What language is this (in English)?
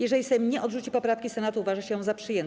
Polish